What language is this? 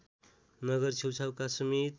Nepali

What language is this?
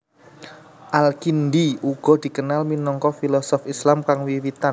Javanese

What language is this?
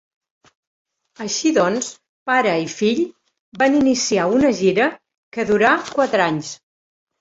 Catalan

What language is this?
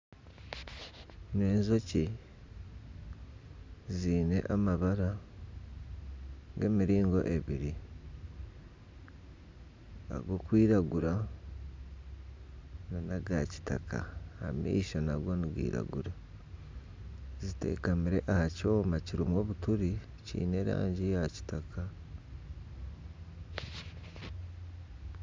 Nyankole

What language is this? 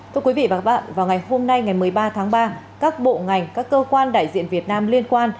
Vietnamese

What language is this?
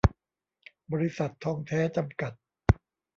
Thai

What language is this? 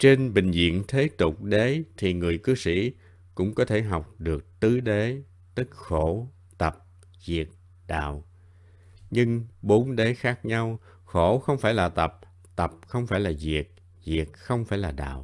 Vietnamese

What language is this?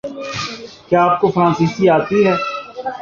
Urdu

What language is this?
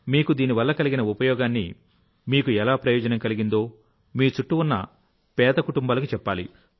Telugu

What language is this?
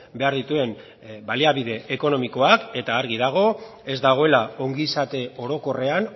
Basque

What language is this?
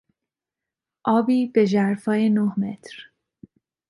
Persian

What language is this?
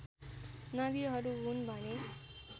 Nepali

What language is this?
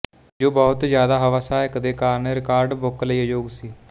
Punjabi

